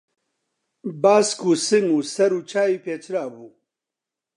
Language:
Central Kurdish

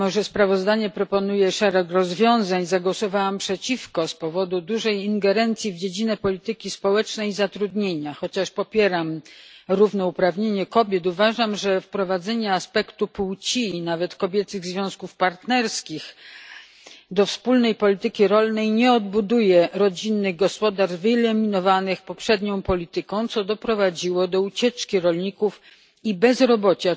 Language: Polish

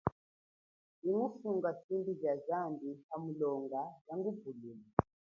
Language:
Chokwe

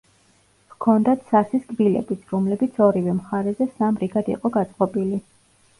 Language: Georgian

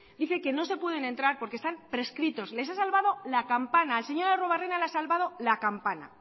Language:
Spanish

